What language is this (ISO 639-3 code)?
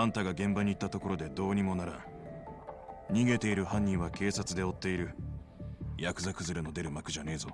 jpn